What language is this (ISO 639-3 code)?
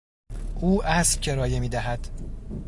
fas